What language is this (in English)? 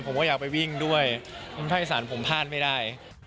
Thai